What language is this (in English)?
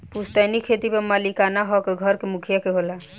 Bhojpuri